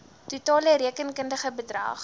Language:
Afrikaans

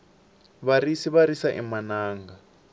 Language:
Tsonga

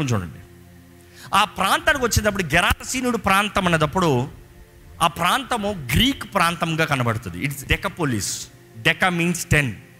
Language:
Telugu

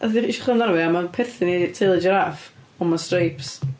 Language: Welsh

